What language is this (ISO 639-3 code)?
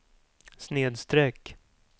swe